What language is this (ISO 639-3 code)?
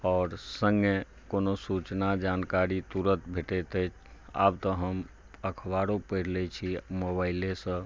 mai